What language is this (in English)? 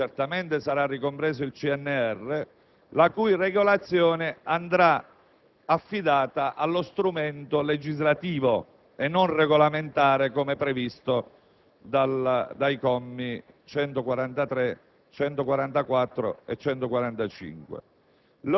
Italian